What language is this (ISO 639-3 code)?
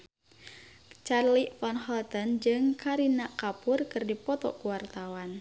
sun